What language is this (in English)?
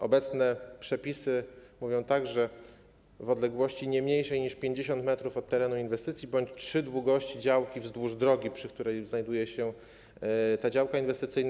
Polish